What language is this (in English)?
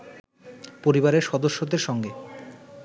Bangla